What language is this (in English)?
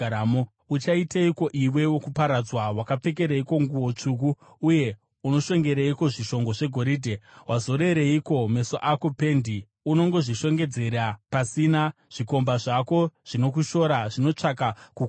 Shona